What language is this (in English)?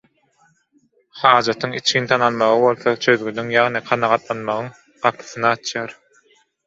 Turkmen